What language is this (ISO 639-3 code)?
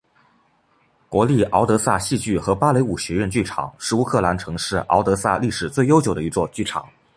zho